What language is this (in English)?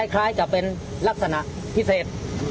Thai